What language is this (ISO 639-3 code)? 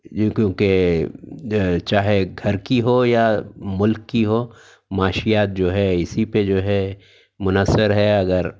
urd